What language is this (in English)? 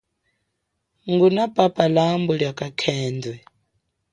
Chokwe